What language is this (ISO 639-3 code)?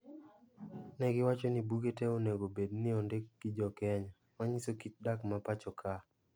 luo